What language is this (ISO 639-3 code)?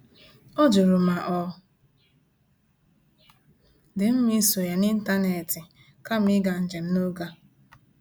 ibo